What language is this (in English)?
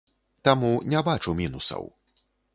Belarusian